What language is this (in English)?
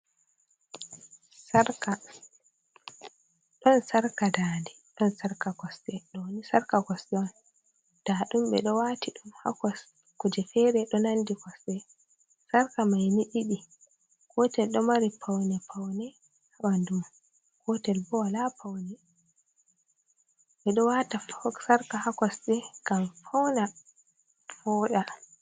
Fula